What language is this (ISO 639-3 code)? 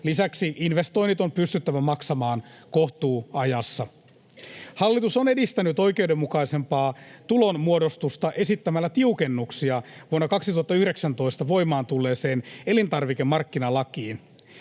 fin